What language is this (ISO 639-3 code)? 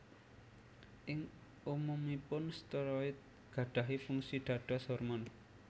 jav